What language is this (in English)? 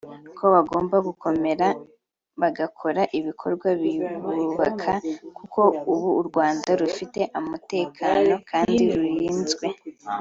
Kinyarwanda